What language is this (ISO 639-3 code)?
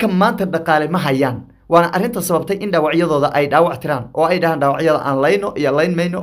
ara